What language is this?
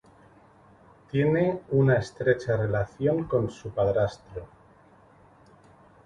Spanish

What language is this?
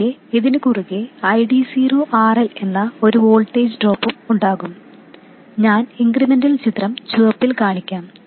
Malayalam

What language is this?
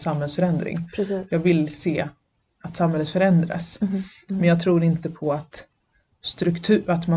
Swedish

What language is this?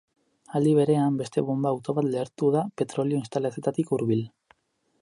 Basque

